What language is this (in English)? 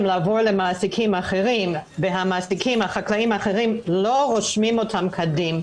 Hebrew